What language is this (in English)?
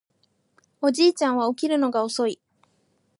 Japanese